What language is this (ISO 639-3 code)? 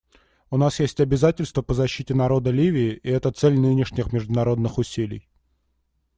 rus